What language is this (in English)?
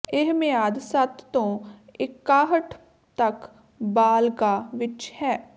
Punjabi